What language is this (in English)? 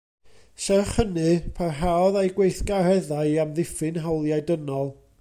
Welsh